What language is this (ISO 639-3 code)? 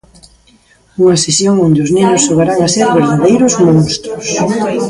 glg